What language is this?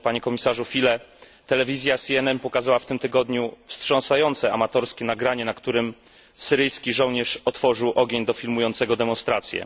Polish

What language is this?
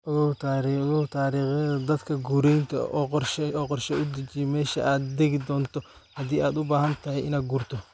Somali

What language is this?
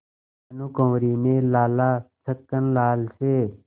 Hindi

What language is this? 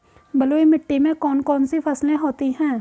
Hindi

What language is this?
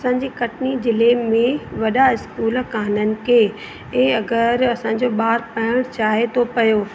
Sindhi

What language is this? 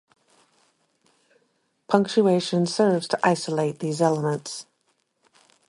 English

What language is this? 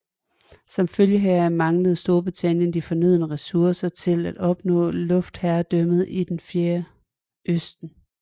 Danish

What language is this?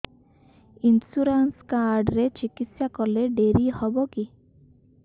Odia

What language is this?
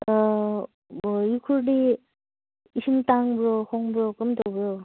Manipuri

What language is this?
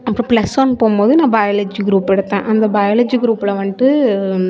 Tamil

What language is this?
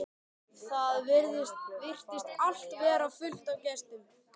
Icelandic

